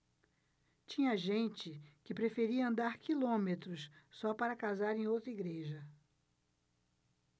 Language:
Portuguese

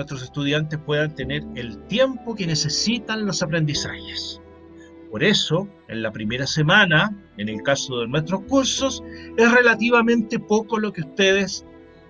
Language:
Spanish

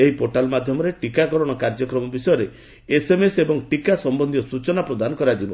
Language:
Odia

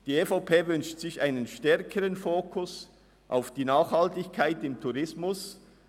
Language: Swiss German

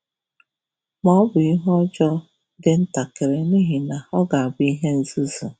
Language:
Igbo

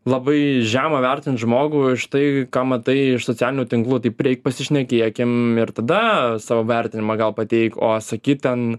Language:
Lithuanian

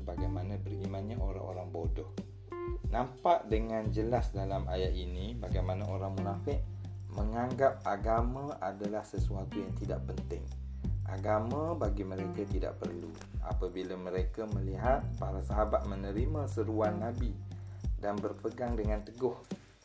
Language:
Malay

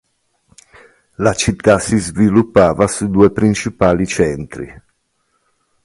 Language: Italian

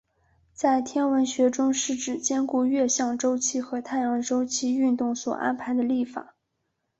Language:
Chinese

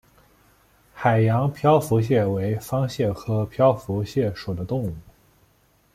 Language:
Chinese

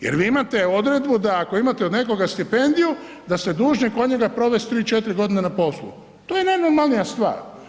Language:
Croatian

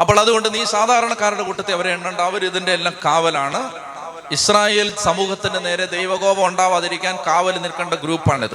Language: Malayalam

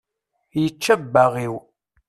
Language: Kabyle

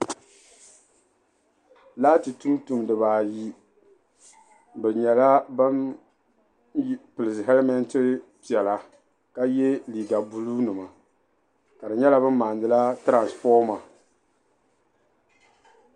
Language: Dagbani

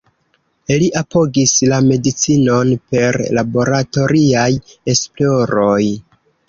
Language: Esperanto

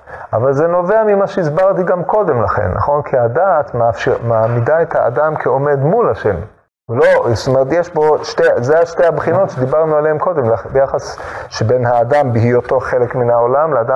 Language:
Hebrew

